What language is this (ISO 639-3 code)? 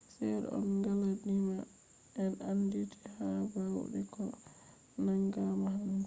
ful